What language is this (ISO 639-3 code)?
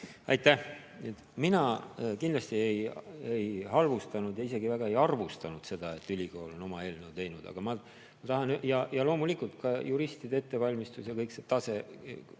est